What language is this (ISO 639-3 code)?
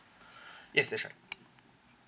eng